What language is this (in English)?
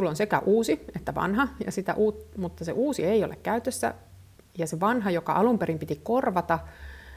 Finnish